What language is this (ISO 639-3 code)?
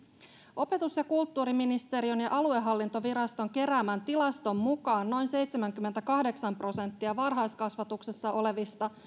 fin